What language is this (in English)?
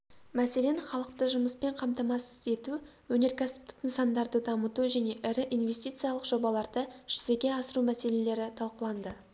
Kazakh